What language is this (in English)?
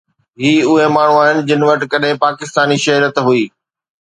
Sindhi